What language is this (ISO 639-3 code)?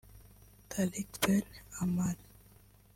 kin